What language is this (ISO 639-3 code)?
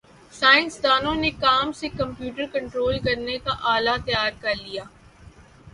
urd